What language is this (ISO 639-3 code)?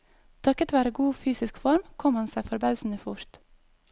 nor